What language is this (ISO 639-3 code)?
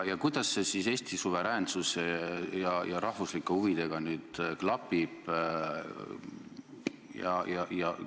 est